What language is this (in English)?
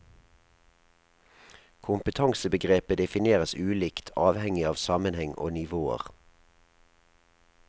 Norwegian